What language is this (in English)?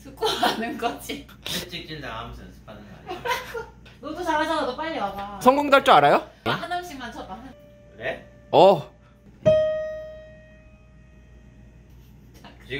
Korean